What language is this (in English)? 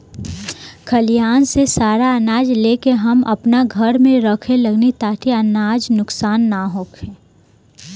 Bhojpuri